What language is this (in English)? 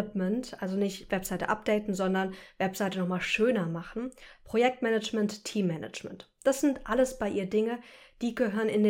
German